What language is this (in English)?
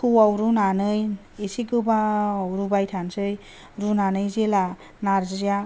Bodo